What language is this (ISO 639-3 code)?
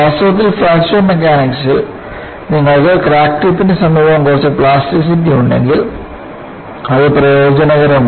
mal